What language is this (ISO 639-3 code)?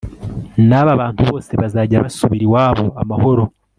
kin